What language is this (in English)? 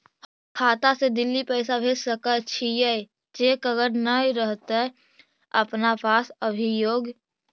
Magahi